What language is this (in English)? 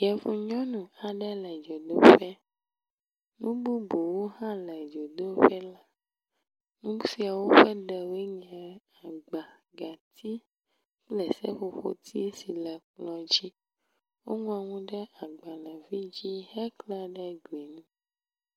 Ewe